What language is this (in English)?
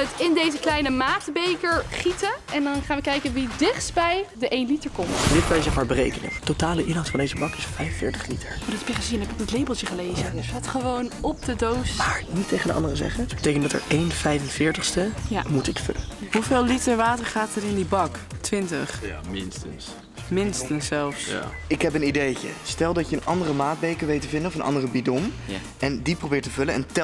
Dutch